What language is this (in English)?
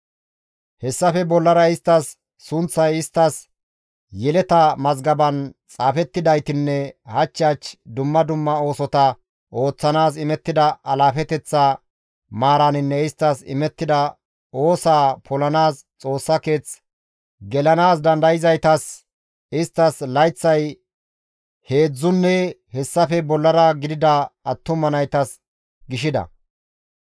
Gamo